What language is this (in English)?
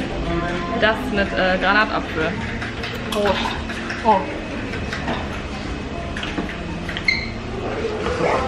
German